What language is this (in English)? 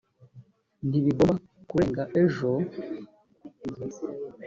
Kinyarwanda